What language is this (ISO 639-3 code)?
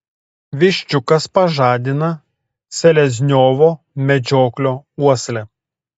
lit